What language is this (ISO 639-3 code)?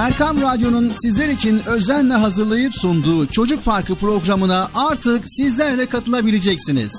tur